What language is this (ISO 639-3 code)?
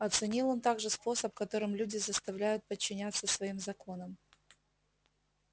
rus